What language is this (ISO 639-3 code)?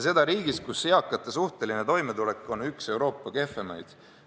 est